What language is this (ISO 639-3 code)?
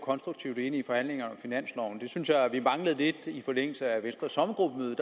dan